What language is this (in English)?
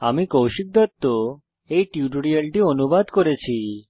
Bangla